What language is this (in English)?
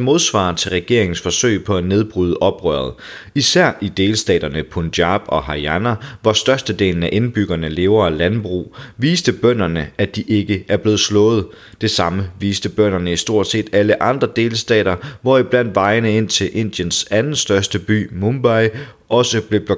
Danish